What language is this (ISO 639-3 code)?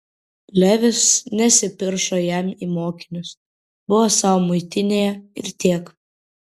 lit